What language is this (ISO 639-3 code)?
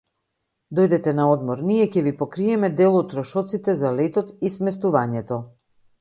mkd